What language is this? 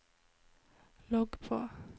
Norwegian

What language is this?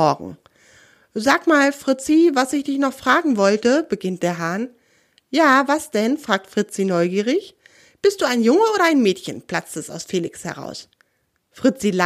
German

